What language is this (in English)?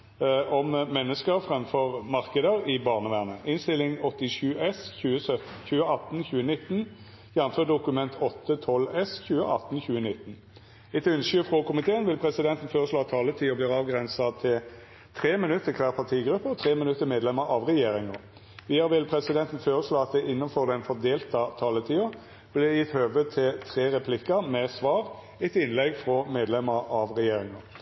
Norwegian Nynorsk